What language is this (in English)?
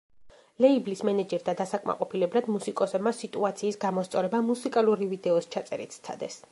Georgian